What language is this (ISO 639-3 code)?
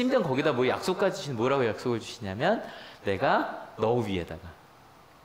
kor